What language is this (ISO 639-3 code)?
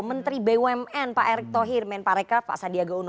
ind